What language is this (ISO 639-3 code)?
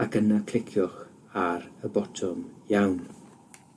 cym